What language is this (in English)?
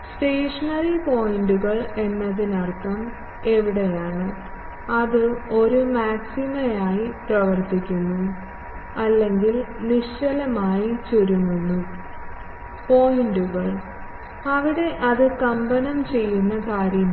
Malayalam